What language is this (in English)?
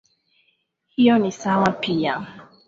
Swahili